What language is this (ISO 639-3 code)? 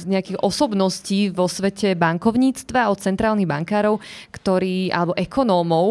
slk